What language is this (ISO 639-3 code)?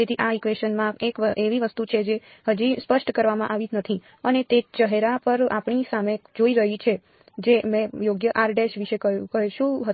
guj